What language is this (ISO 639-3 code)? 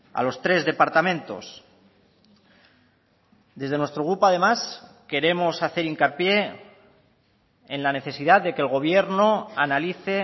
spa